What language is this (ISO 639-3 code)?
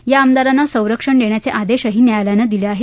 mar